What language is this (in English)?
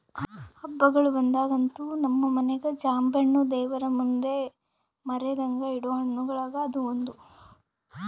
Kannada